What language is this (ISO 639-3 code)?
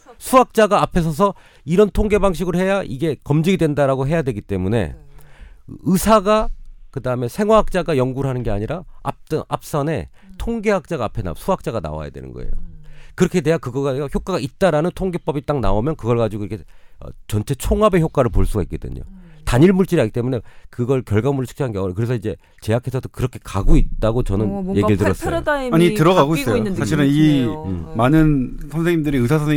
kor